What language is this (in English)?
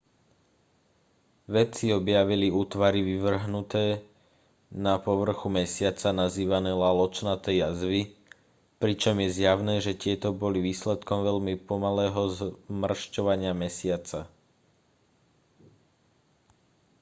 Slovak